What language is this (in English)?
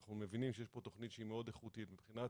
Hebrew